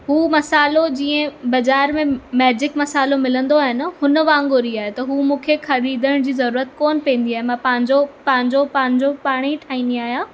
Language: Sindhi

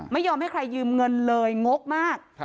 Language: Thai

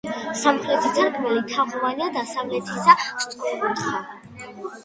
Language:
Georgian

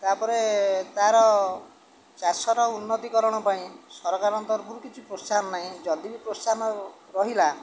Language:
Odia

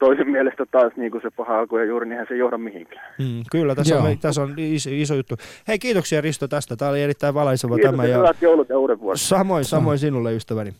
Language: Finnish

